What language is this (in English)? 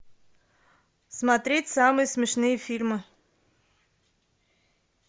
Russian